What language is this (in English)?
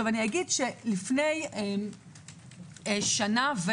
Hebrew